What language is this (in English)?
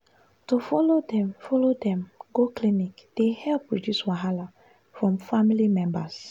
Nigerian Pidgin